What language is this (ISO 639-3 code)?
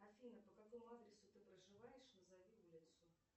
rus